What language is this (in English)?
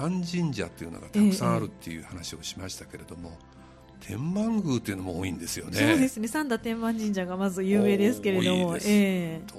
Japanese